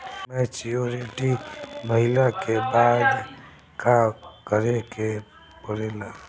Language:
Bhojpuri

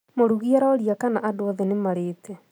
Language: Kikuyu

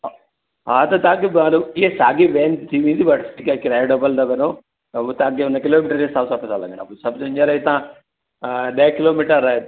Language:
Sindhi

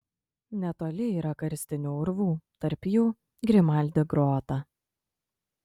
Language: Lithuanian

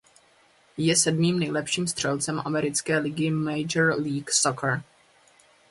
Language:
Czech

